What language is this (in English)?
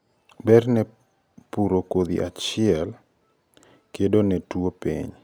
Luo (Kenya and Tanzania)